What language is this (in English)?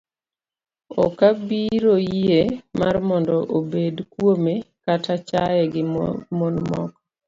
Luo (Kenya and Tanzania)